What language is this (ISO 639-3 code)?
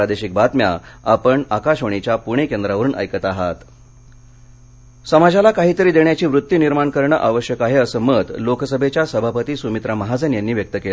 mar